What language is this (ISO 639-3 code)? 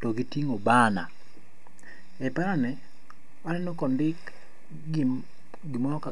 luo